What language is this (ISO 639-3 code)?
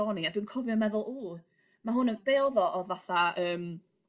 cym